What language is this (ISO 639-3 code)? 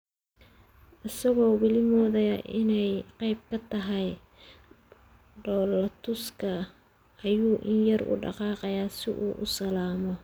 som